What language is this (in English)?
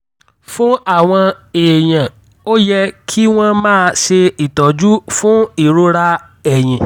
Yoruba